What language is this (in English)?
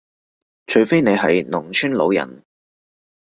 Cantonese